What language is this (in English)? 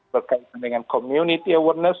Indonesian